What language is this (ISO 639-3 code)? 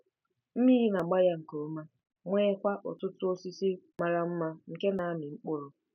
ibo